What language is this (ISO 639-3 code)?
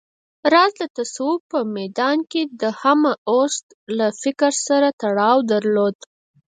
pus